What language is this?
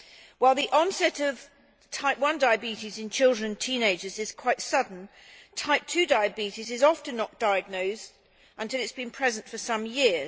English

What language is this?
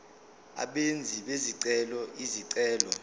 Zulu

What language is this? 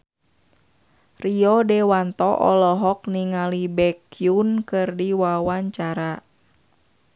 Sundanese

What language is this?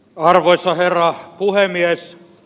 Finnish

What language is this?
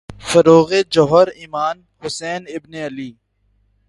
Urdu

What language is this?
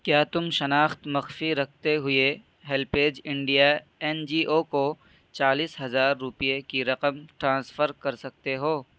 Urdu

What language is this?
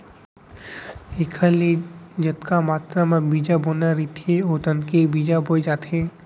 Chhattisgarhi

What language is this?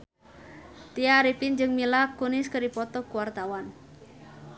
Sundanese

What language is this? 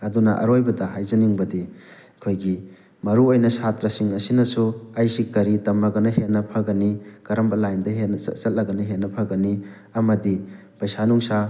Manipuri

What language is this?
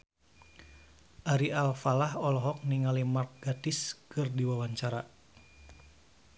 Sundanese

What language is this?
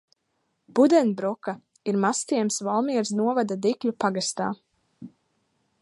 Latvian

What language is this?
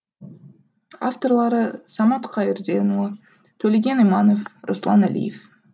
Kazakh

